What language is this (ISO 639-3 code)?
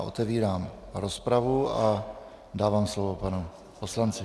ces